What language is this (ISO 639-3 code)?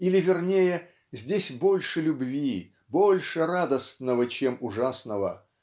rus